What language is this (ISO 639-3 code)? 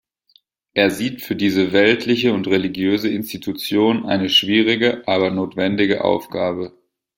deu